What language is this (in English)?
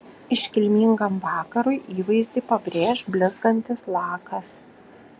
Lithuanian